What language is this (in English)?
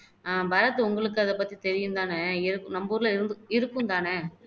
Tamil